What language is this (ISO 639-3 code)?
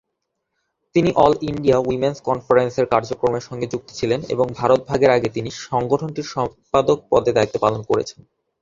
ben